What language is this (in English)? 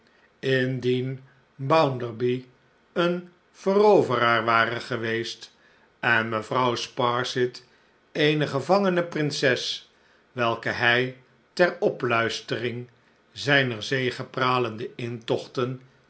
Dutch